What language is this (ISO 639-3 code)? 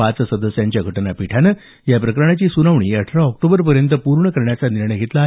mar